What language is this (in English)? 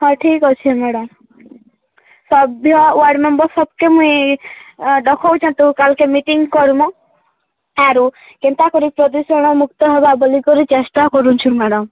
Odia